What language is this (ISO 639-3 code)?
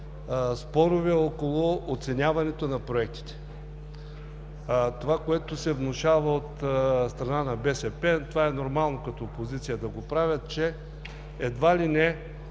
bul